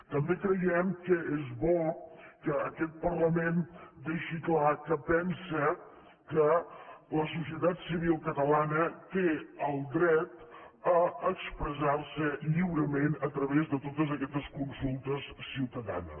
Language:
Catalan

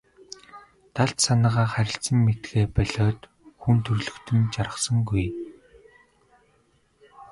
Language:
Mongolian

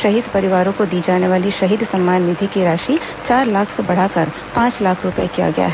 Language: Hindi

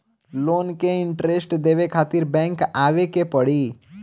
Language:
Bhojpuri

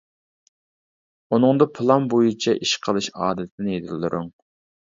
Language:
Uyghur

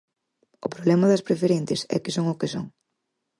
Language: Galician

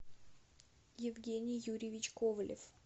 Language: Russian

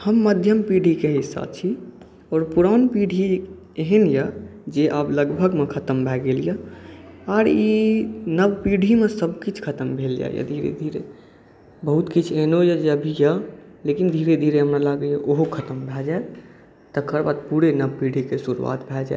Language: Maithili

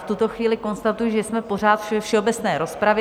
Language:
Czech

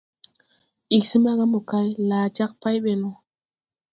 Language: Tupuri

